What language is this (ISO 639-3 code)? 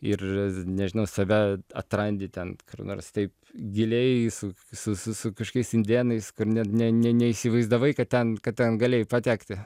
lit